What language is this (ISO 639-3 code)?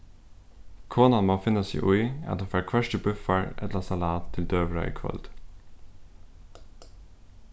fao